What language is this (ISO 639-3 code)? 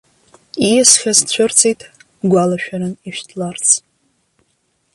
abk